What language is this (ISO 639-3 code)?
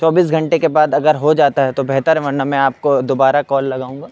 urd